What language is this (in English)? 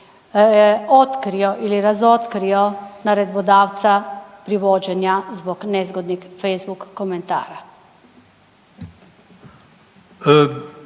Croatian